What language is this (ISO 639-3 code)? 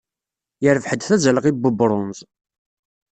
kab